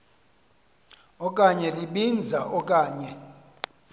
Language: Xhosa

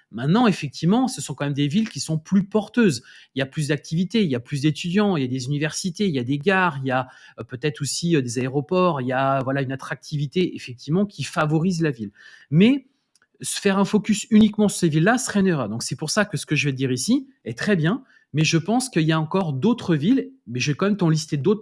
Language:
French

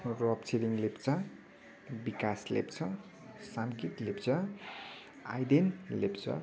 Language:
Nepali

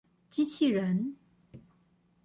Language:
Chinese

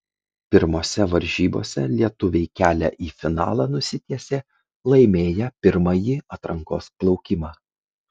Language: Lithuanian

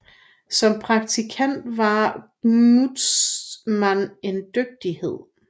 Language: Danish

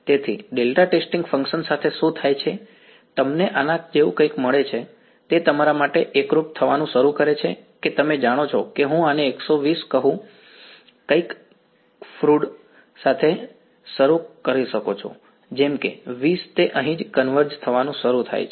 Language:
Gujarati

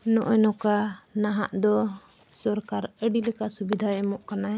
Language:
Santali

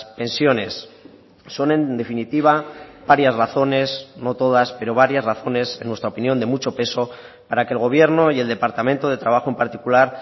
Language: Spanish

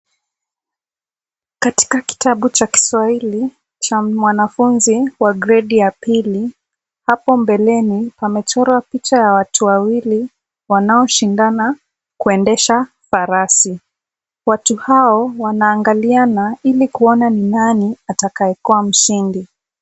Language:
Swahili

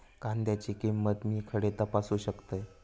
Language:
Marathi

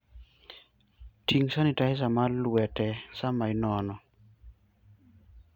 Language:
Luo (Kenya and Tanzania)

